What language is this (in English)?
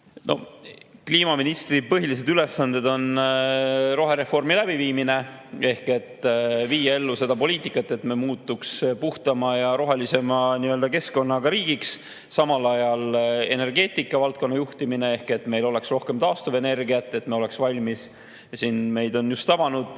Estonian